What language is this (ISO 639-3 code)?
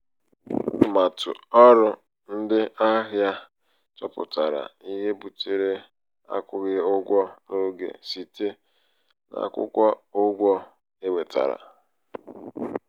ibo